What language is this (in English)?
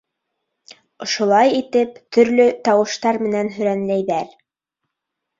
Bashkir